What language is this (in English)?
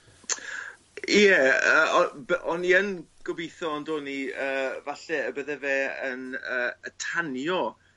Welsh